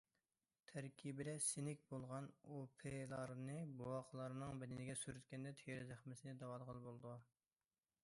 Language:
Uyghur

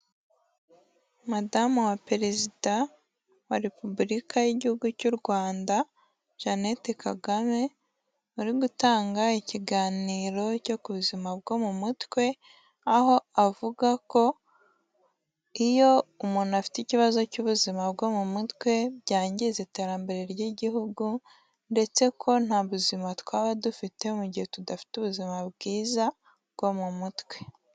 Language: Kinyarwanda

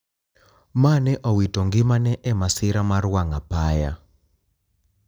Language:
Luo (Kenya and Tanzania)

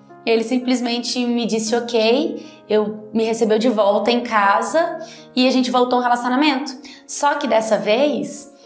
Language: Portuguese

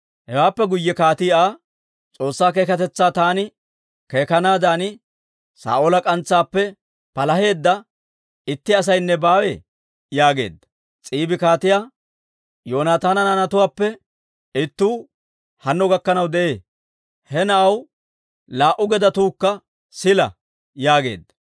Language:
Dawro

